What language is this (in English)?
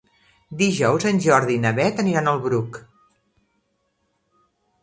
Catalan